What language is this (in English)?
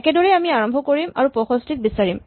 Assamese